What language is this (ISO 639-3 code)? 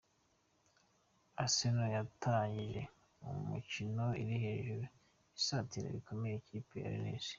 kin